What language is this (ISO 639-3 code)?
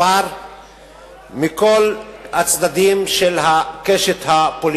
heb